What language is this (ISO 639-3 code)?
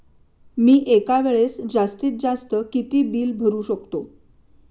mar